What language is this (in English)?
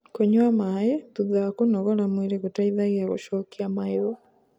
Kikuyu